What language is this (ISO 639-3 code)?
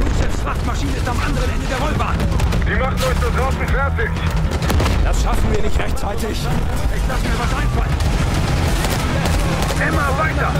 deu